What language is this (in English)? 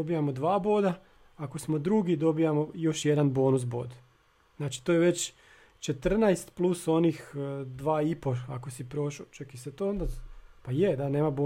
Croatian